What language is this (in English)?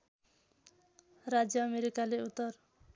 Nepali